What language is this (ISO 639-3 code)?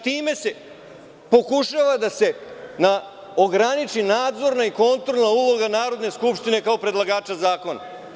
srp